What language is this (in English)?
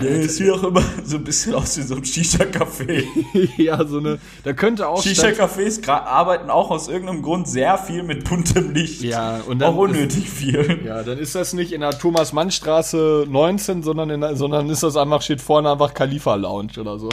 German